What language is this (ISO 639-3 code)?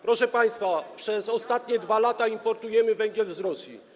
pol